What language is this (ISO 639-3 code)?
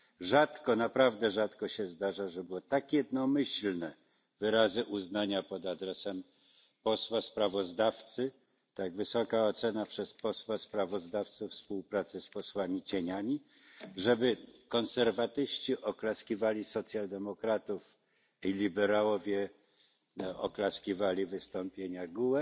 pol